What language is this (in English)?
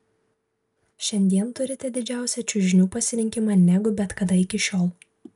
Lithuanian